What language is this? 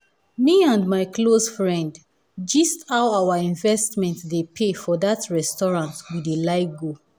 Nigerian Pidgin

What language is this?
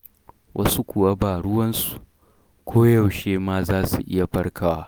Hausa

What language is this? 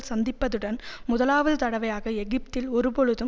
Tamil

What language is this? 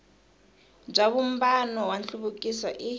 Tsonga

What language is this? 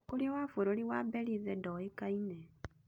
Kikuyu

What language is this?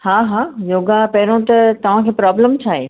Sindhi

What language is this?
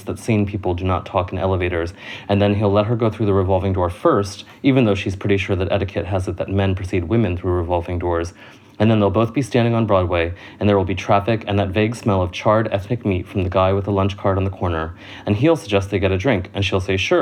English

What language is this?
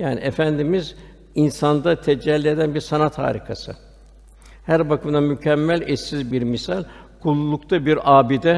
Turkish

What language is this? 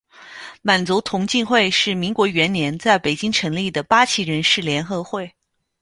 Chinese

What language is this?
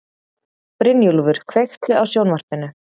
Icelandic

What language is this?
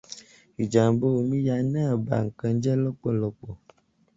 Yoruba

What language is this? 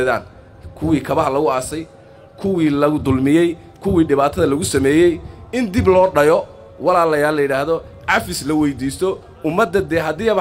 Arabic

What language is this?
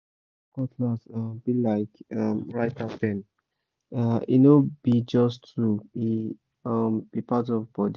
Nigerian Pidgin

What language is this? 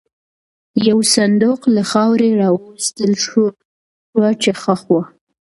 Pashto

